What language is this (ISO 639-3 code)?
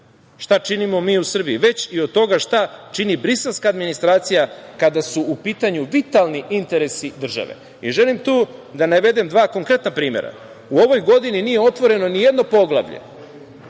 srp